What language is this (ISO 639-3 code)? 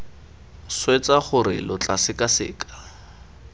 tsn